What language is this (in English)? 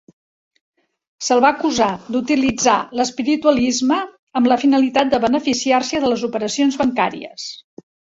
Catalan